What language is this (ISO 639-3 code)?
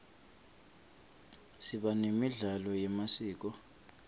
ssw